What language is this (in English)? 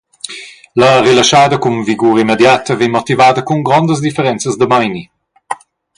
Romansh